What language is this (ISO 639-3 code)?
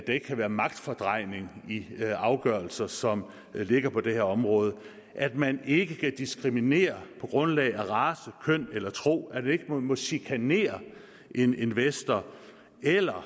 dan